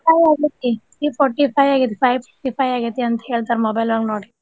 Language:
Kannada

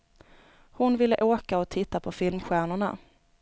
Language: Swedish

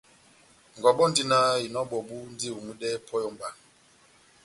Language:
Batanga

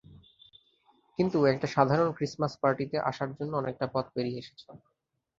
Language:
Bangla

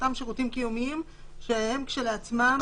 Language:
Hebrew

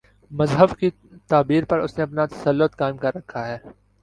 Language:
Urdu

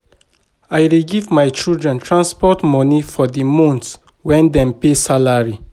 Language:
Nigerian Pidgin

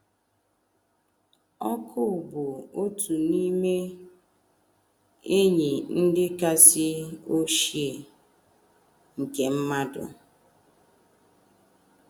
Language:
Igbo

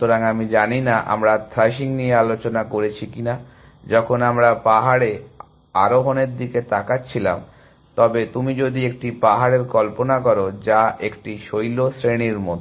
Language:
Bangla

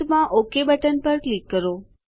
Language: Gujarati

